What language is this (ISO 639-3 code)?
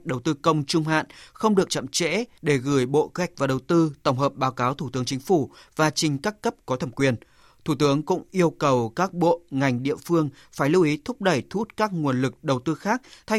vie